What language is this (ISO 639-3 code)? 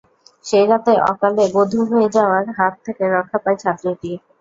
ben